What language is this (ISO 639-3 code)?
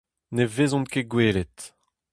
bre